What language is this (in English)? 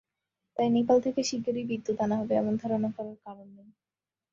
Bangla